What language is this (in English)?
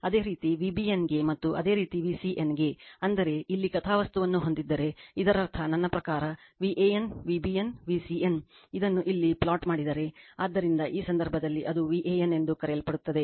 Kannada